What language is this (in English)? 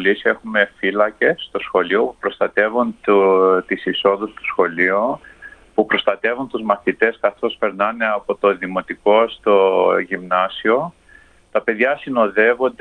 Greek